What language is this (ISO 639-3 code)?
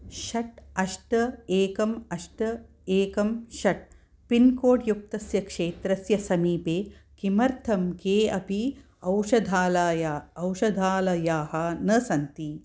san